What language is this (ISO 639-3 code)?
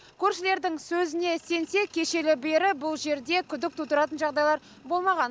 kaz